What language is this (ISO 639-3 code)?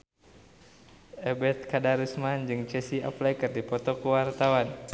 sun